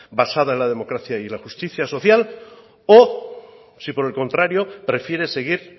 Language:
Spanish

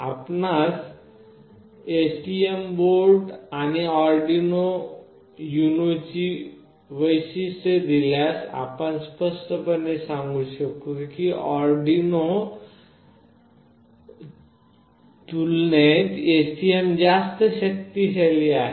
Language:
Marathi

